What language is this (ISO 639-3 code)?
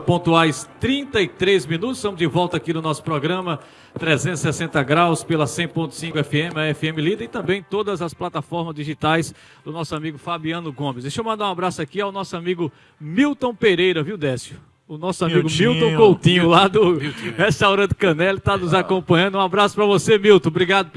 por